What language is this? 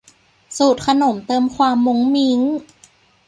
Thai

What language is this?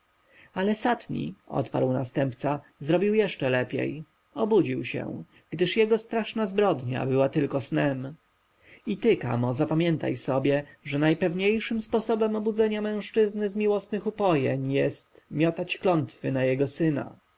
Polish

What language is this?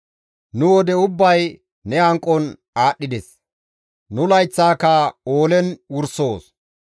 Gamo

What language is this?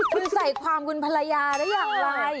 Thai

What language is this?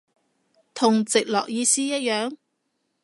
Cantonese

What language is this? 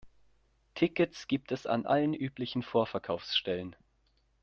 German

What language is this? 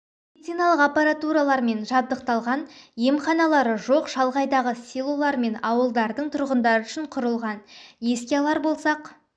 Kazakh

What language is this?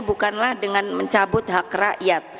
Indonesian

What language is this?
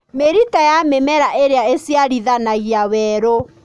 Kikuyu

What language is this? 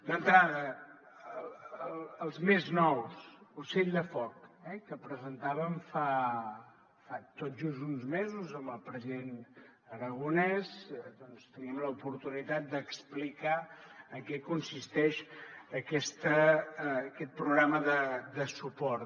Catalan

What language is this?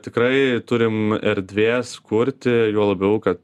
Lithuanian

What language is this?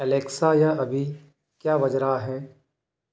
Hindi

